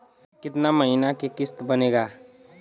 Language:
Bhojpuri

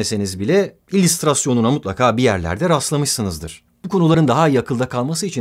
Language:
Turkish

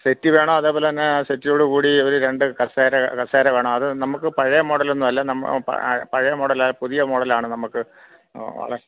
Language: Malayalam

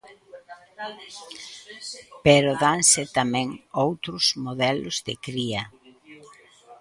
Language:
Galician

